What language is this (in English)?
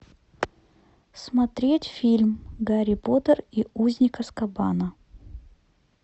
Russian